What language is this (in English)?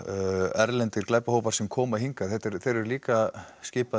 Icelandic